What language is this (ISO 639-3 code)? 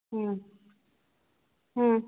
mni